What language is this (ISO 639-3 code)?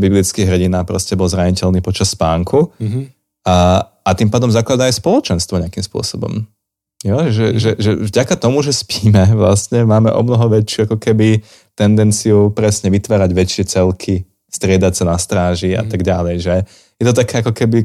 slk